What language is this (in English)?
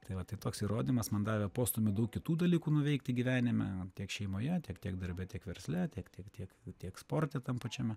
Lithuanian